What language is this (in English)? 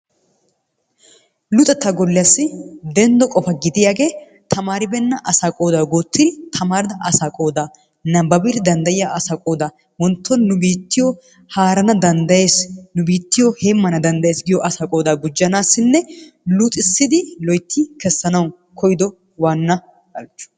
Wolaytta